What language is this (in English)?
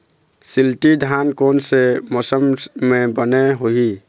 Chhattisgarhi